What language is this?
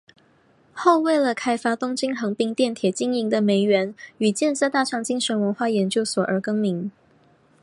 Chinese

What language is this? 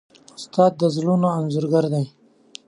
Pashto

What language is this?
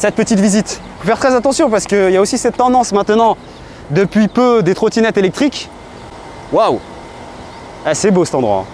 French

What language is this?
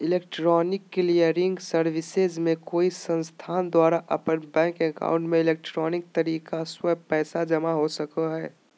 Magahi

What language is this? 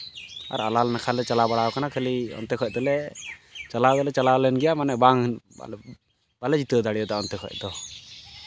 Santali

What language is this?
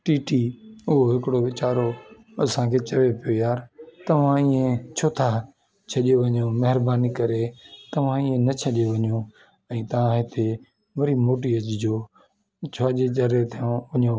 Sindhi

